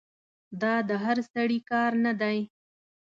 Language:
Pashto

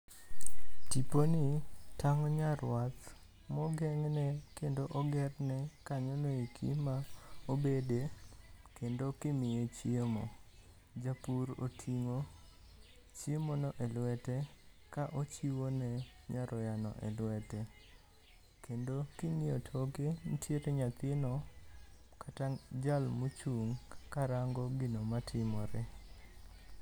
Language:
Luo (Kenya and Tanzania)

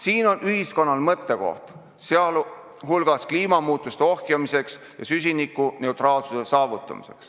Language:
Estonian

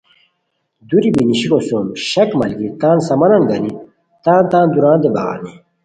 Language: Khowar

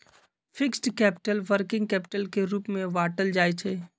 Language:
Magahi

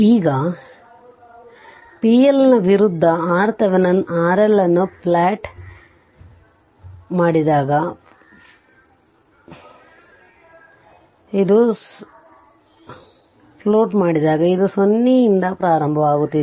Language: Kannada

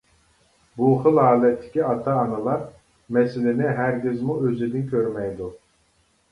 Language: Uyghur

